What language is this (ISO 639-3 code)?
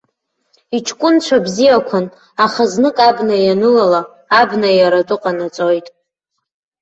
abk